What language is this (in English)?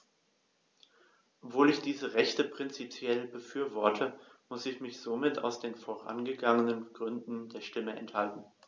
German